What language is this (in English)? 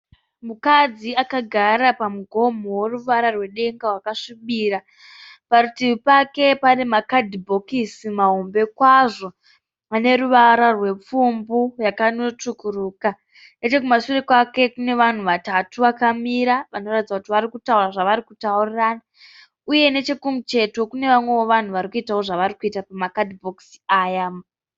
Shona